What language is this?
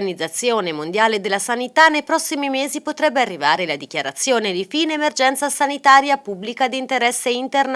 Italian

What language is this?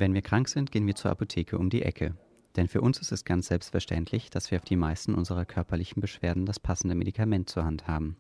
German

